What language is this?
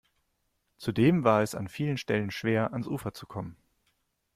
German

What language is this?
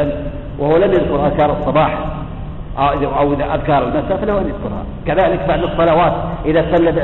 Arabic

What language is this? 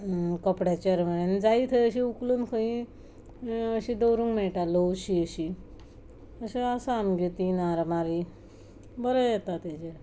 Konkani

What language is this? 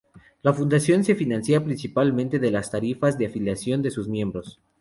Spanish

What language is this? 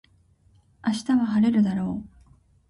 Japanese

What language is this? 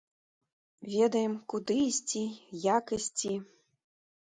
Belarusian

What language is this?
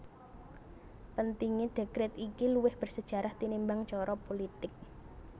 Javanese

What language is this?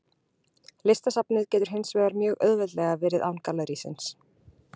Icelandic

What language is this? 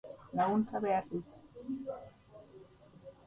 Basque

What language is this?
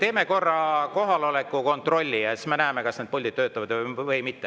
Estonian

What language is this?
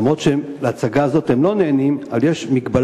Hebrew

